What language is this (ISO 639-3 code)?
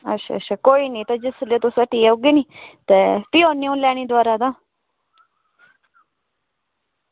doi